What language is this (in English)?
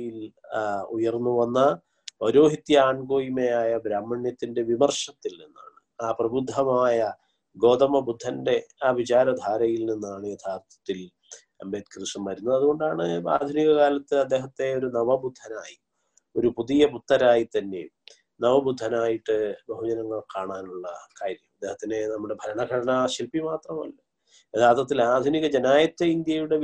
Malayalam